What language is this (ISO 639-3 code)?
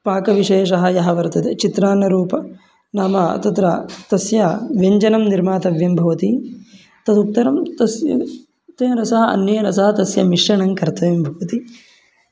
san